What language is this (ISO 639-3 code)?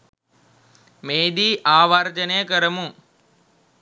sin